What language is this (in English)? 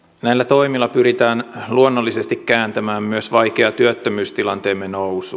Finnish